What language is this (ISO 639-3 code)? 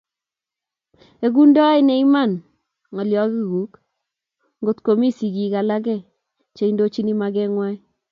kln